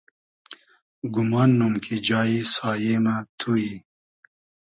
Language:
Hazaragi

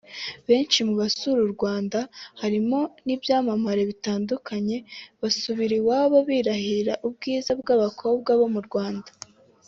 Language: Kinyarwanda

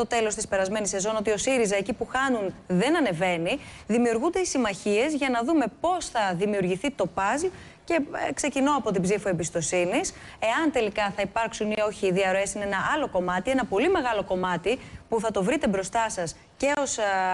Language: Greek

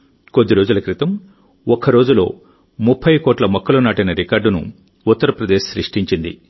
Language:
Telugu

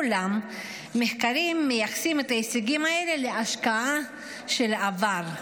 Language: Hebrew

